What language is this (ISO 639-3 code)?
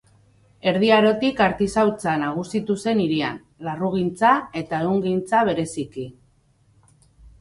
eus